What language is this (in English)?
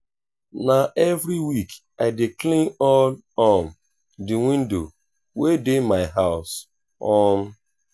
Nigerian Pidgin